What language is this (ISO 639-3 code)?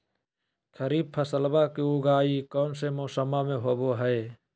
mag